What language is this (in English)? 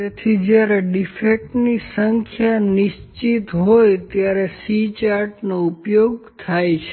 Gujarati